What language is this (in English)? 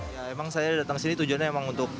Indonesian